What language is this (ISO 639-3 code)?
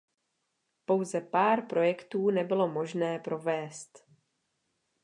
ces